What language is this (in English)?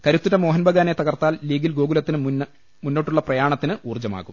Malayalam